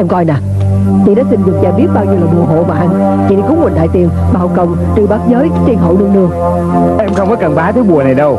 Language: Vietnamese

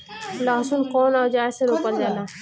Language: Bhojpuri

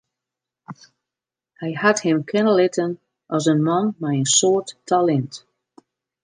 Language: Western Frisian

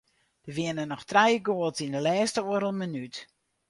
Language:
Western Frisian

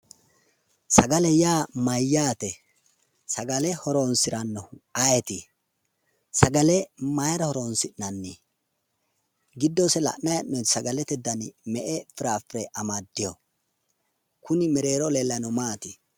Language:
Sidamo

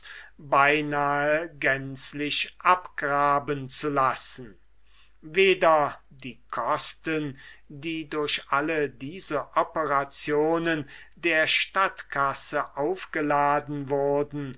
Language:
German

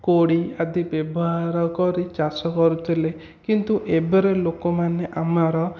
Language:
Odia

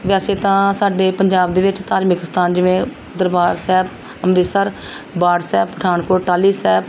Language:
Punjabi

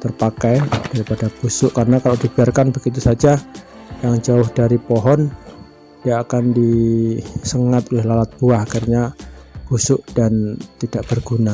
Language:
Indonesian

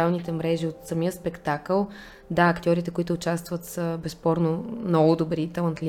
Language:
Bulgarian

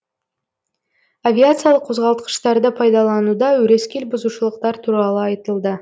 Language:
Kazakh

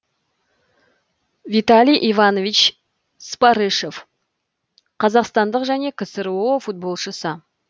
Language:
Kazakh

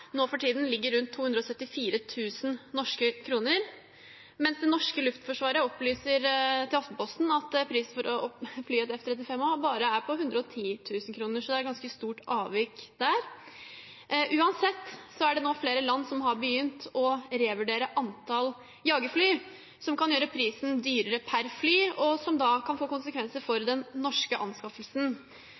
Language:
Norwegian Bokmål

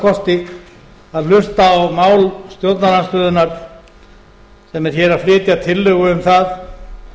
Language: Icelandic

